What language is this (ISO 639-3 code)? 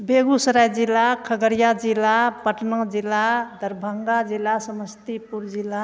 mai